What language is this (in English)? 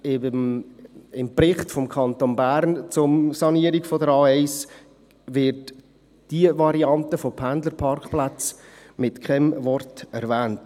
Swiss German